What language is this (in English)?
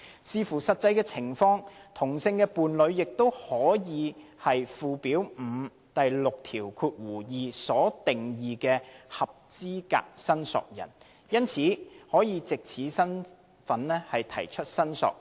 Cantonese